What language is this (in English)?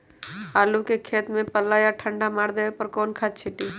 Magahi